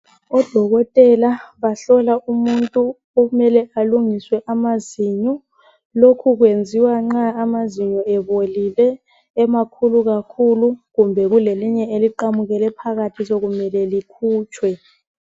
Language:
North Ndebele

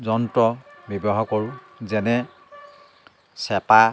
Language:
Assamese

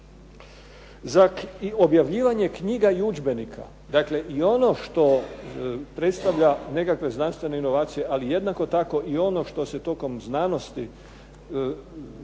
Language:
Croatian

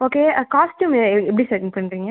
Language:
Tamil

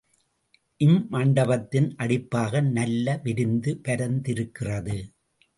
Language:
Tamil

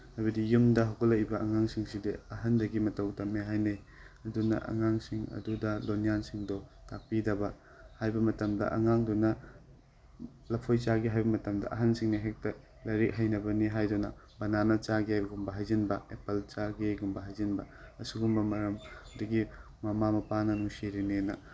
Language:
Manipuri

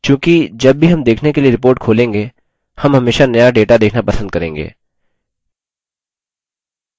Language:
Hindi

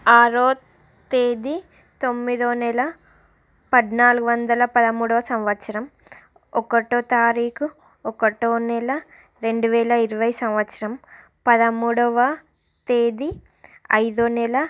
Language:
Telugu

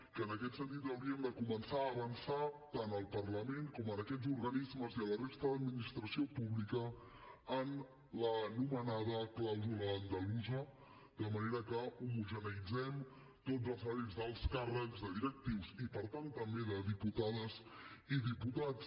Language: Catalan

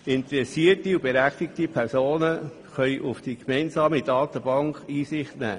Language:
Swiss German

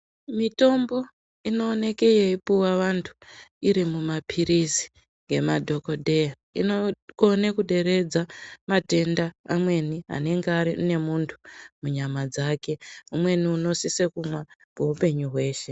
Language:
Ndau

